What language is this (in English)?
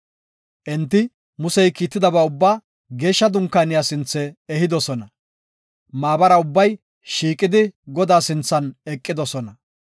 Gofa